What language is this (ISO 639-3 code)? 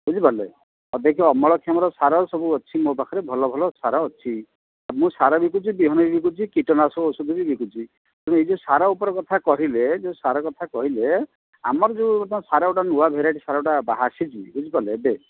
ori